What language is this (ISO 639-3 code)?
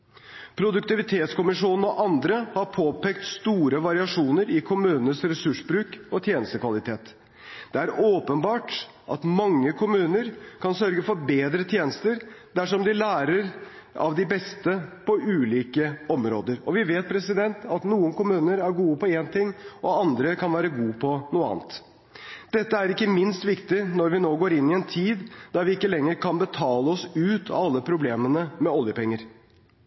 nob